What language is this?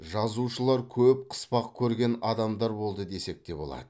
Kazakh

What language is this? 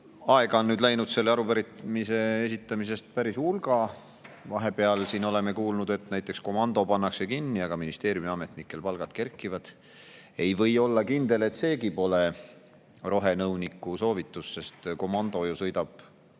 Estonian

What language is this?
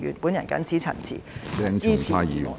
Cantonese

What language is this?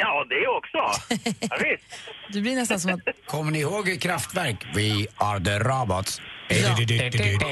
Swedish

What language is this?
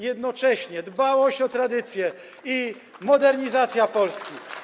Polish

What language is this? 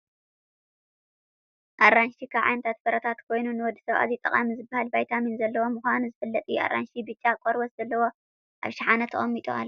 Tigrinya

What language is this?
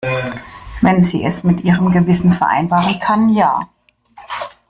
German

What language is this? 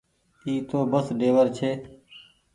Goaria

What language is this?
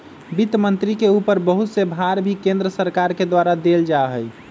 Magahi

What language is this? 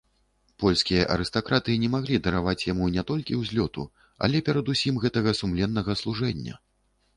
Belarusian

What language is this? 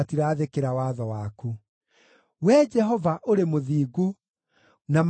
Kikuyu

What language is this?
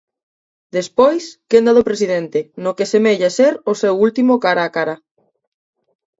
Galician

